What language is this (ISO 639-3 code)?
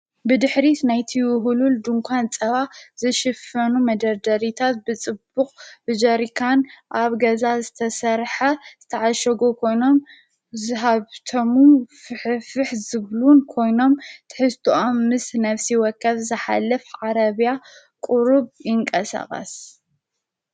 tir